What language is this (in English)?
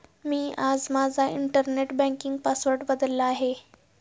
Marathi